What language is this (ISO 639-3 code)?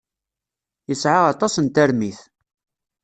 kab